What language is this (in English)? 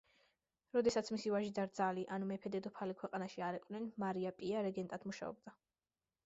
Georgian